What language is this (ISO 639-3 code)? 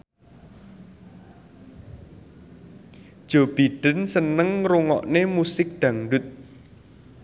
jav